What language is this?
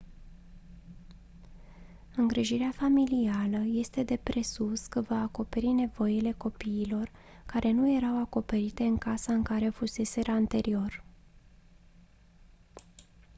Romanian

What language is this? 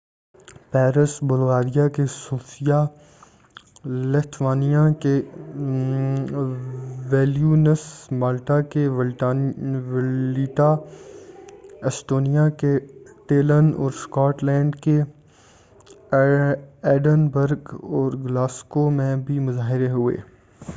Urdu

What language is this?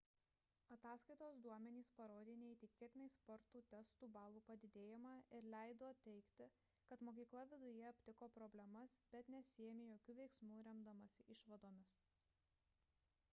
Lithuanian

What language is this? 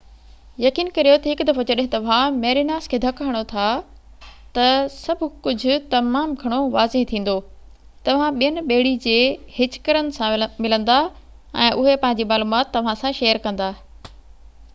Sindhi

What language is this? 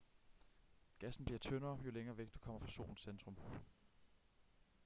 Danish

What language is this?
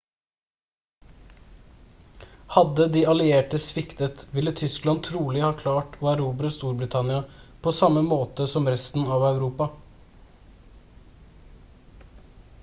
Norwegian Bokmål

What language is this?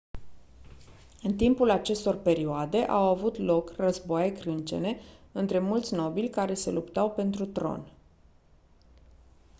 Romanian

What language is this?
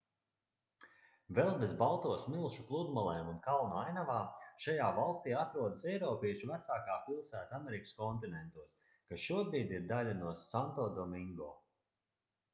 Latvian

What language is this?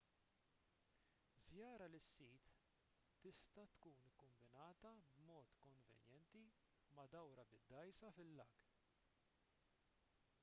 Maltese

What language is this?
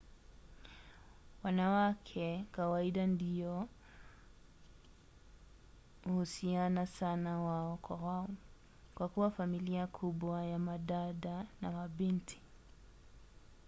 Swahili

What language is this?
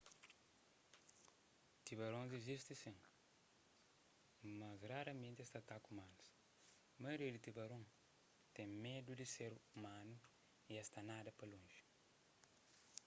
Kabuverdianu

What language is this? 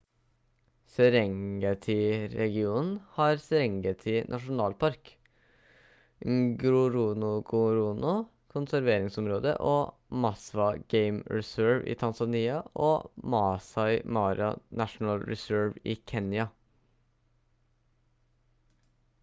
Norwegian Bokmål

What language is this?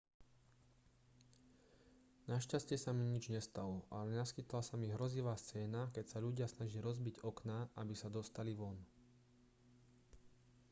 Slovak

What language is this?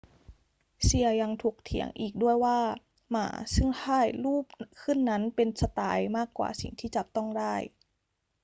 Thai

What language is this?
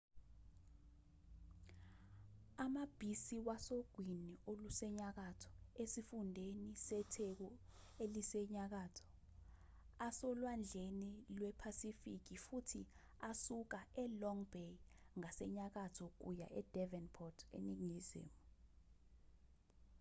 Zulu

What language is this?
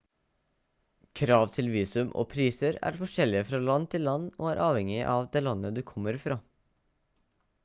Norwegian Bokmål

